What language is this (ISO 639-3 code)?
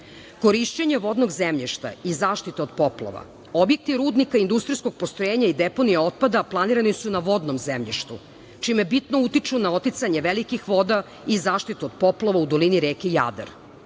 srp